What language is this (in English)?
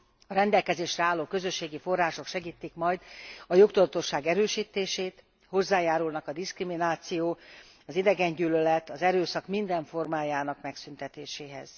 Hungarian